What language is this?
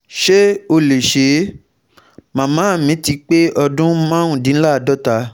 Yoruba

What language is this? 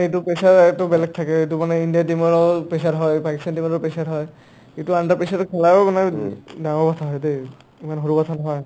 Assamese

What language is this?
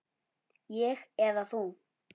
Icelandic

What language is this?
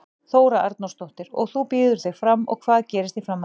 Icelandic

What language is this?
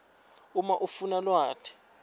Swati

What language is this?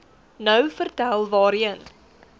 Afrikaans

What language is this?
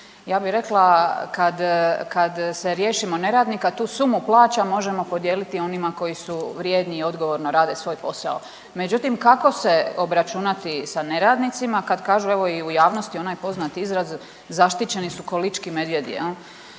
Croatian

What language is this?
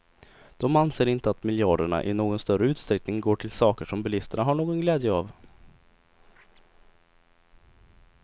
Swedish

